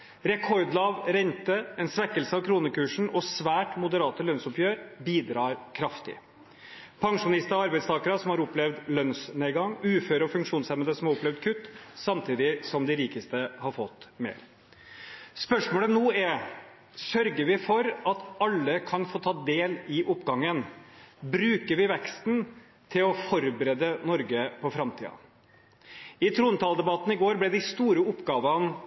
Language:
Norwegian Bokmål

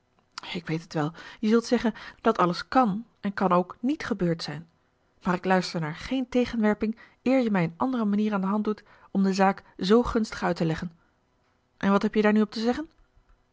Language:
Dutch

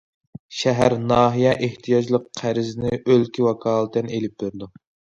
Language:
Uyghur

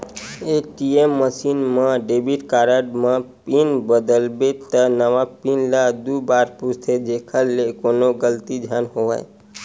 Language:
Chhattisgarhi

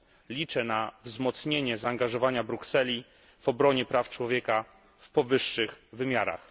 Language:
Polish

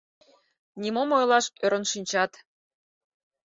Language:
Mari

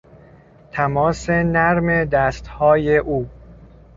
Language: Persian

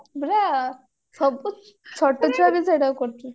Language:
Odia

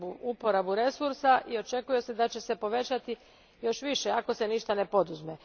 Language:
Croatian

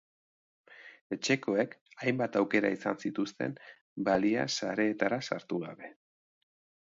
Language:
Basque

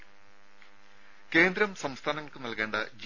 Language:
Malayalam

